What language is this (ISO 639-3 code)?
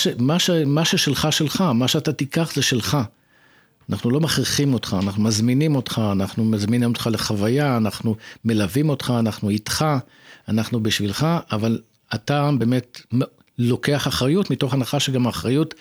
heb